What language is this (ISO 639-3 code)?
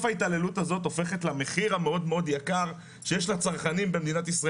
heb